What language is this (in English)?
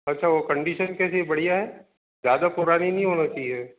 Hindi